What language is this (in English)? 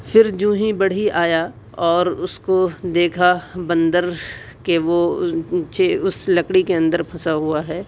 Urdu